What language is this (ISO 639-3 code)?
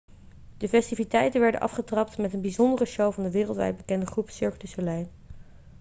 nld